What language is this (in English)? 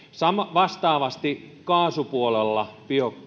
Finnish